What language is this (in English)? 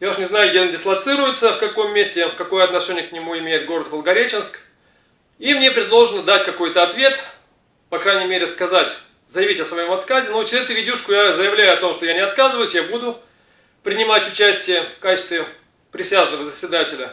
Russian